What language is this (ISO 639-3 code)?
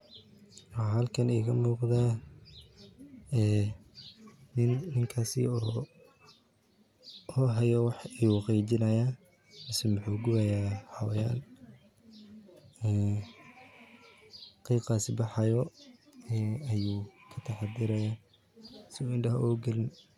som